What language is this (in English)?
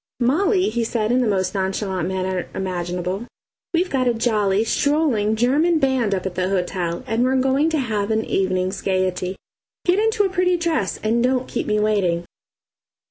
English